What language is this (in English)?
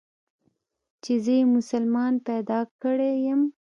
Pashto